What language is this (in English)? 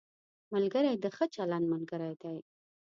Pashto